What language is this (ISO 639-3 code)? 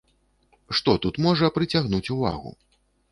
bel